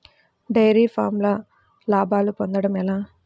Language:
Telugu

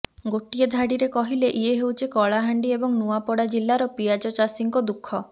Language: Odia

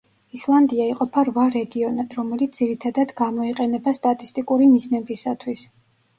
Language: Georgian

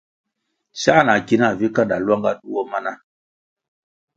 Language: Kwasio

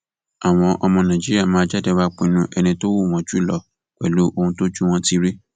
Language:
Yoruba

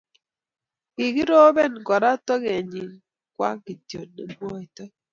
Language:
Kalenjin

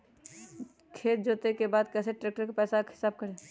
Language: Magahi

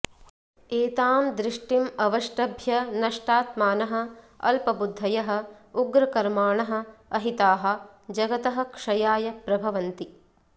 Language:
Sanskrit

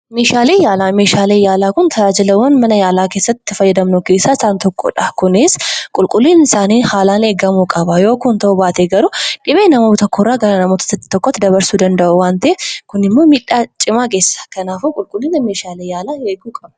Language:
Oromo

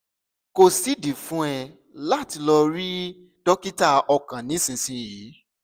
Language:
Yoruba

